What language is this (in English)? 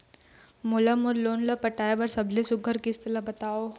Chhattisgarhi